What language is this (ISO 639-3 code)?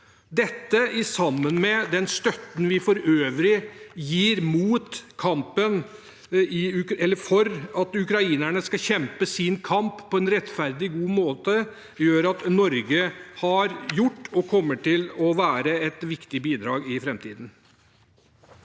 nor